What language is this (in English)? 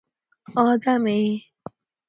Persian